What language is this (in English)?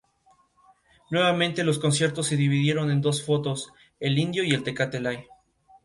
Spanish